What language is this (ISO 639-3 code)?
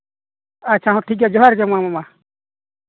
sat